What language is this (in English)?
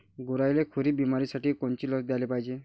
Marathi